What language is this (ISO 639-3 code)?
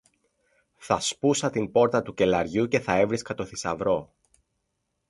ell